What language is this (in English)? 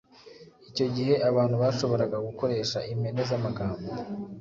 Kinyarwanda